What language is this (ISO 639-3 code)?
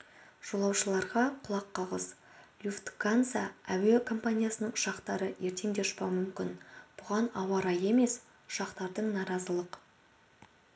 kaz